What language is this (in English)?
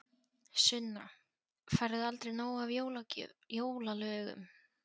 Icelandic